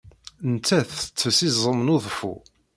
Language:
Kabyle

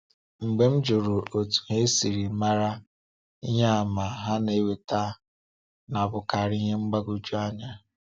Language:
Igbo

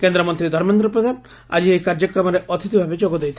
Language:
Odia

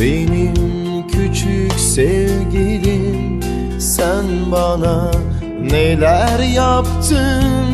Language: Turkish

